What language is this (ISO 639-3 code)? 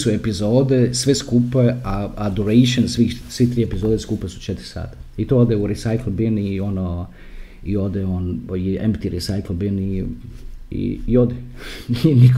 hrv